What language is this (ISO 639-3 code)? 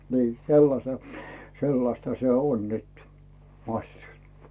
fin